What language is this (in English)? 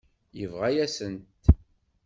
Kabyle